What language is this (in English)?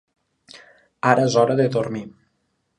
Catalan